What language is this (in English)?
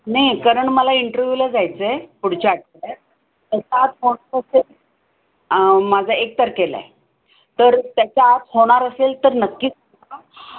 Marathi